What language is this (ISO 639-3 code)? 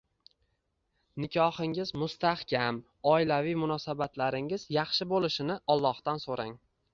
uzb